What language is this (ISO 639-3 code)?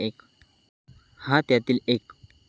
mar